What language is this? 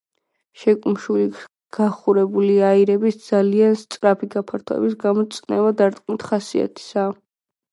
Georgian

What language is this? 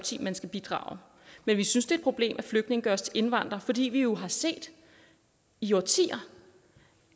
Danish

